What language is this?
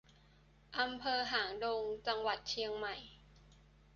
Thai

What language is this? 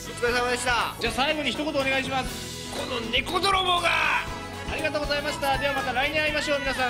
Japanese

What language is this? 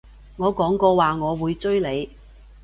Cantonese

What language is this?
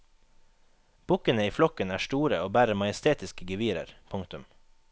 Norwegian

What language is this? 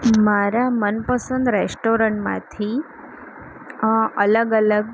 Gujarati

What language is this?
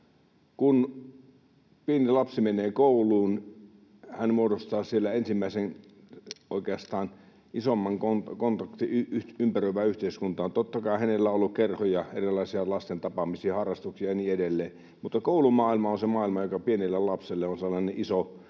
Finnish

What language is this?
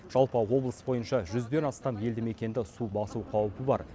Kazakh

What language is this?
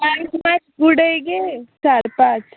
Konkani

